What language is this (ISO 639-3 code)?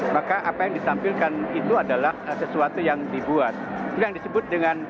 ind